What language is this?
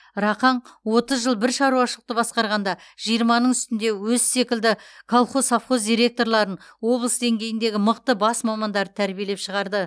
Kazakh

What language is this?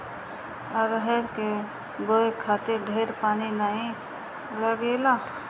Bhojpuri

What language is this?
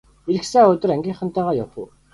Mongolian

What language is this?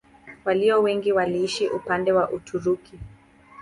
Swahili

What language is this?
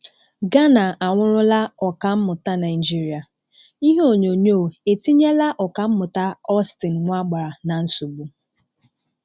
Igbo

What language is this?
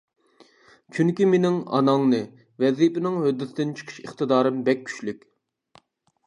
Uyghur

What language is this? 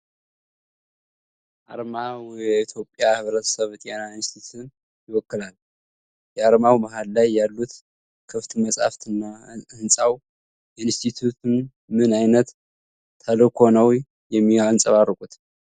Amharic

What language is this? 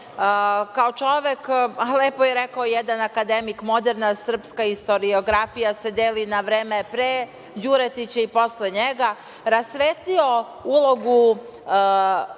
Serbian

